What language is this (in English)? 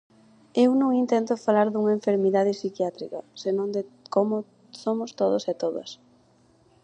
Galician